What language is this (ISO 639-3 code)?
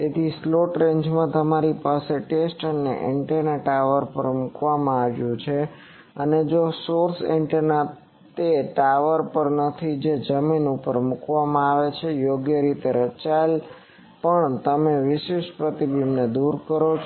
guj